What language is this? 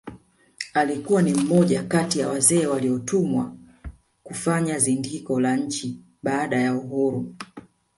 Swahili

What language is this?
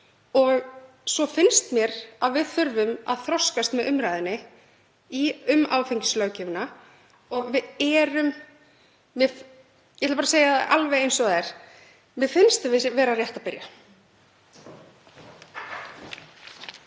Icelandic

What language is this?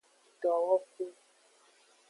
Aja (Benin)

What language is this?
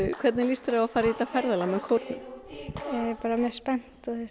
Icelandic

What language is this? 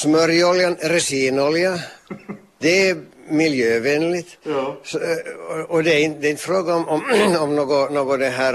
Swedish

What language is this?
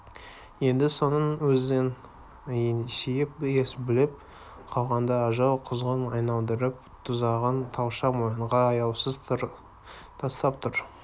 Kazakh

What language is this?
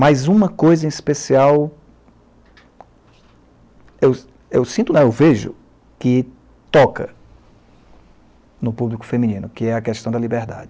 Portuguese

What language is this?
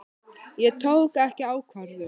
Icelandic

